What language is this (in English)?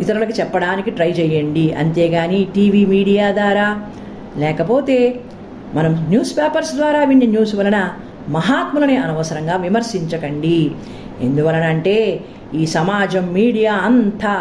Telugu